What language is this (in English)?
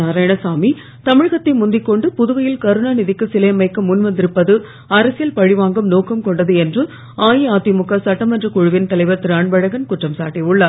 Tamil